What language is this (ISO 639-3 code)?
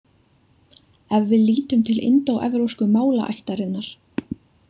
isl